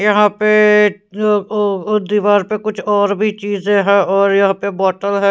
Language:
Hindi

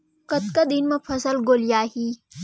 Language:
Chhattisgarhi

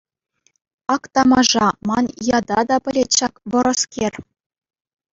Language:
Chuvash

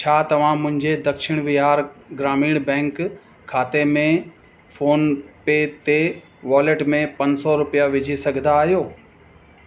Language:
Sindhi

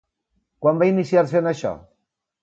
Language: Catalan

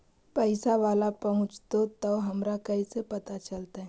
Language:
Magahi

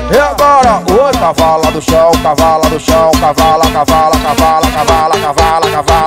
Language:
Portuguese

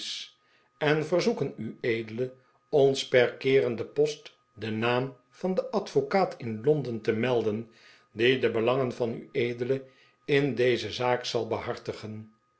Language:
Dutch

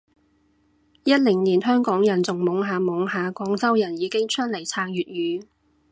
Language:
Cantonese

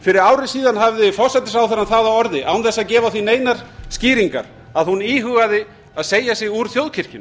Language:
Icelandic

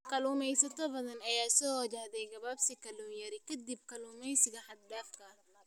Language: Somali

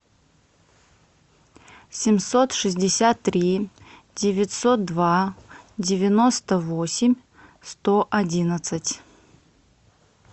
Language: Russian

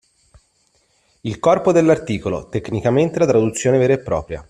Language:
Italian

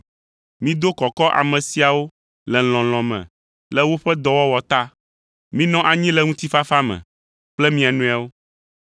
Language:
Ewe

